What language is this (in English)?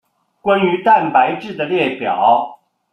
Chinese